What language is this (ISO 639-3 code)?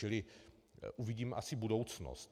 ces